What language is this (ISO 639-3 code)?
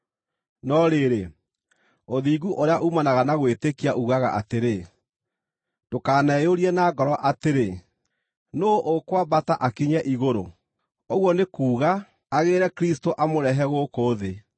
kik